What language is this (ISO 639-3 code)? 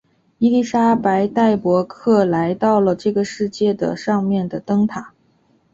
zho